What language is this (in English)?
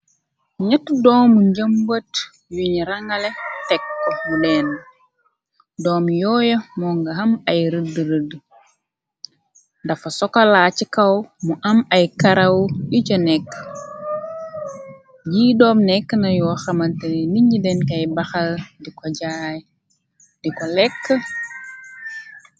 Wolof